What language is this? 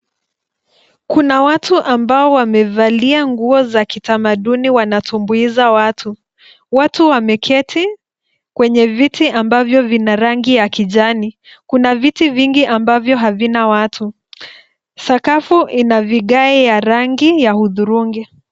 Swahili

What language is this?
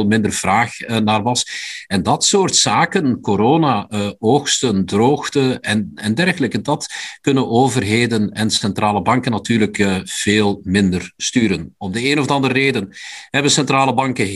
Dutch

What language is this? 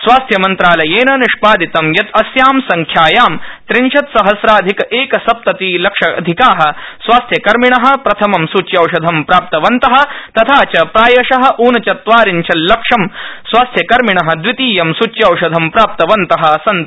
Sanskrit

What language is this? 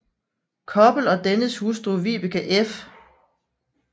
Danish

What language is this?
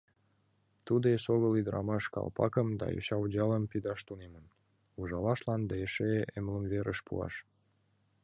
Mari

